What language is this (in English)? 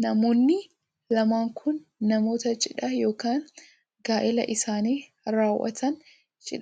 Oromo